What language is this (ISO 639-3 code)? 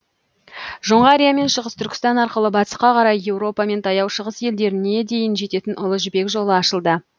kaz